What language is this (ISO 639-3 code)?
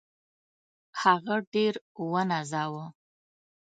pus